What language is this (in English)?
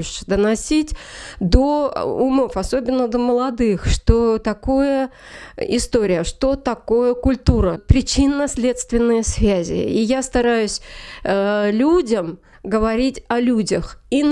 Russian